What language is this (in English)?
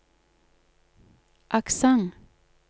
Norwegian